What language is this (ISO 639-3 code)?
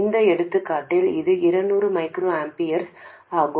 tam